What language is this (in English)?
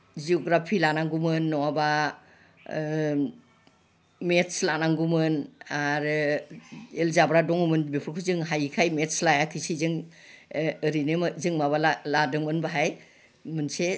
Bodo